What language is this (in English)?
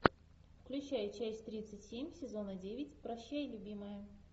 Russian